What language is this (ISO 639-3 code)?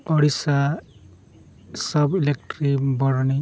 sat